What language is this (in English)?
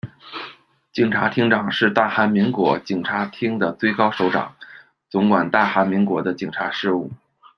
Chinese